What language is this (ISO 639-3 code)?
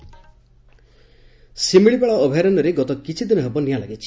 ori